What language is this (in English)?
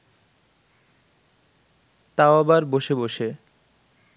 Bangla